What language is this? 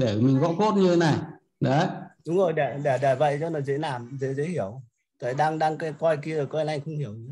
Vietnamese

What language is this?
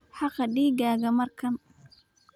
Somali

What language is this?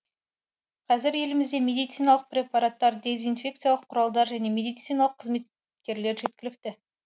Kazakh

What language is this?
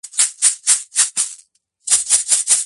Georgian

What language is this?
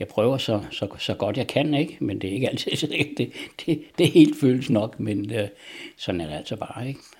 Danish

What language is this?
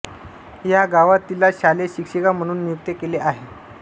Marathi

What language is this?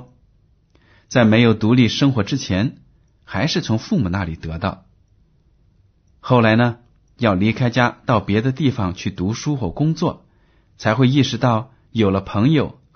Chinese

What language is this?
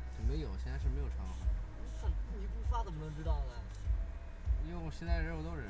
Chinese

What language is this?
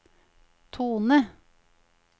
Norwegian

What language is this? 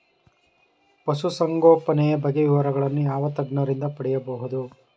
Kannada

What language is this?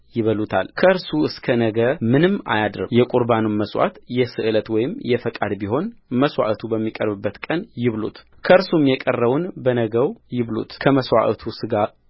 Amharic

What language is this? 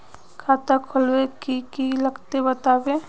Magahi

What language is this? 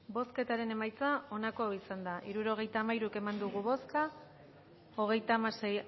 Basque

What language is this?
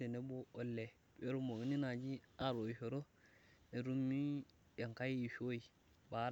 Masai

